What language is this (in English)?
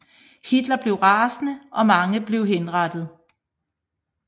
Danish